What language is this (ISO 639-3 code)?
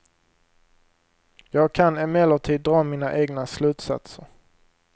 swe